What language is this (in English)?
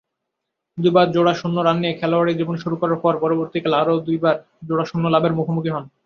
Bangla